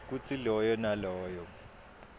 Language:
Swati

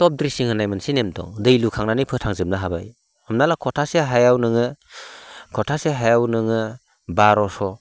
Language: Bodo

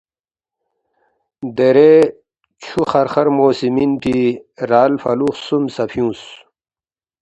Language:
Balti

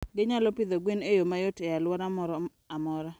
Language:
Luo (Kenya and Tanzania)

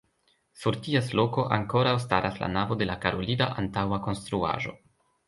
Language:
Esperanto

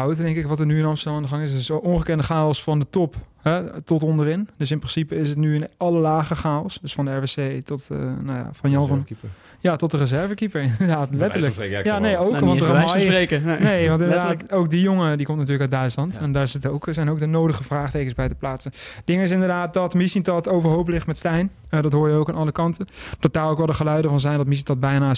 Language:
Dutch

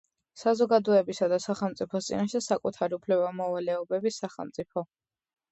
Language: Georgian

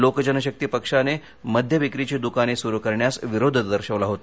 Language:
Marathi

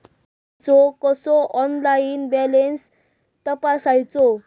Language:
Marathi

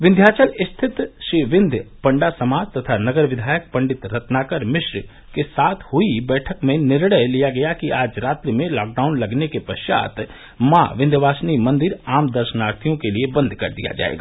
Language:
Hindi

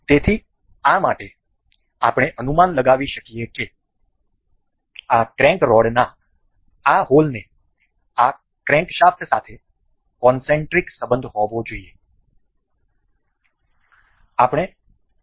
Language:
Gujarati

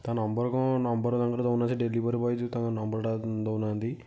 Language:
Odia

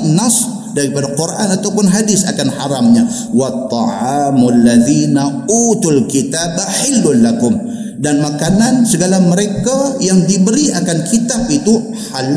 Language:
Malay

